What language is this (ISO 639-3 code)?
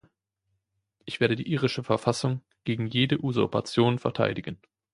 deu